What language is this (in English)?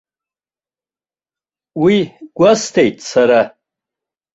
Abkhazian